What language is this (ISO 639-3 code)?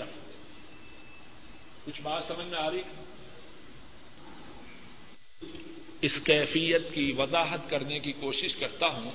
urd